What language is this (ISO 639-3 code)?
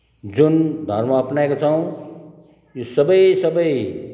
nep